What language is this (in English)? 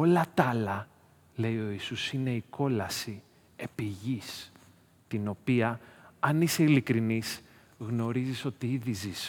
Greek